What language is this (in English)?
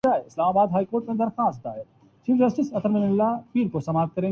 Urdu